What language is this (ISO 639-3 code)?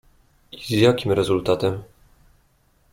pol